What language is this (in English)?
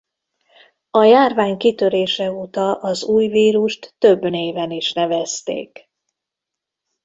Hungarian